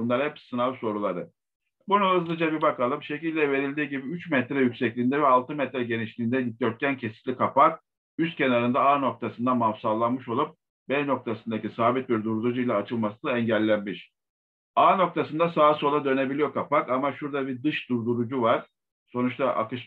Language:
Turkish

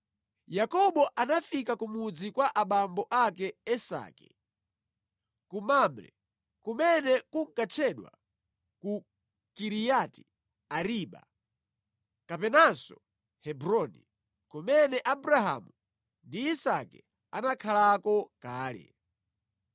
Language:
Nyanja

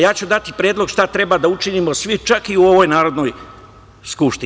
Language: Serbian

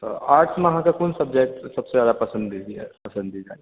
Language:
Maithili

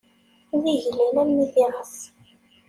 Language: Kabyle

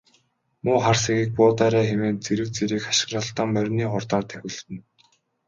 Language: Mongolian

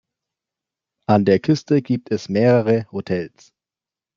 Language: German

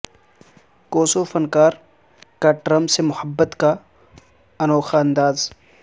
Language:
Urdu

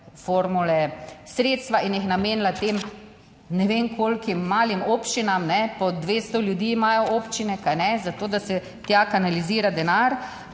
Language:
Slovenian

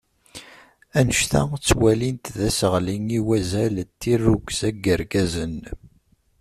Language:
Kabyle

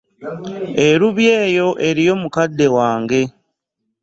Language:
Ganda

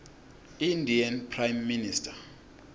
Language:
Swati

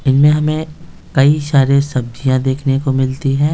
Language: Hindi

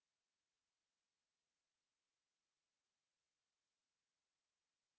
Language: Hindi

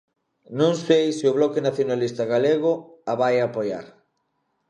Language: Galician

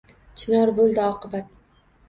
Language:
Uzbek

